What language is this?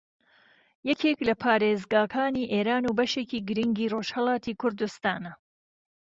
Central Kurdish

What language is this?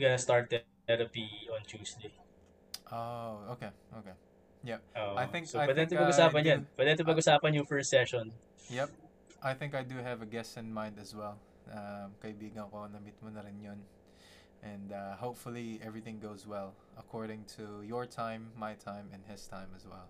Filipino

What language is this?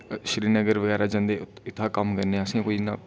Dogri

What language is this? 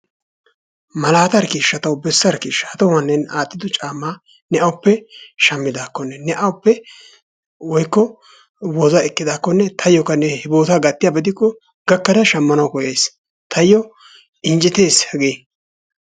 Wolaytta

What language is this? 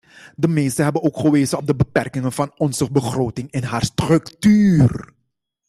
Dutch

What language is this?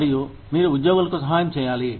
Telugu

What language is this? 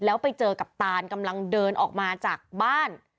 Thai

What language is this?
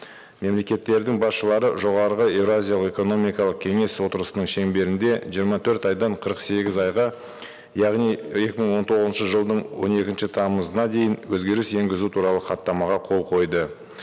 Kazakh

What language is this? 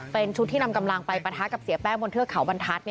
Thai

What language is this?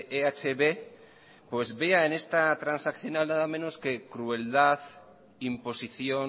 Spanish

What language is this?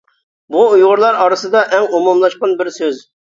Uyghur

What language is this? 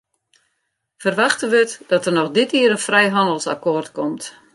Western Frisian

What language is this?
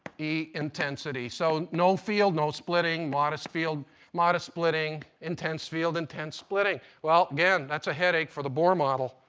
English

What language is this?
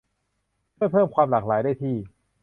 Thai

